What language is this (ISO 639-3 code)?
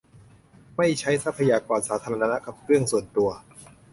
tha